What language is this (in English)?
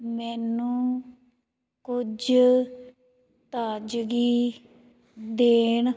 Punjabi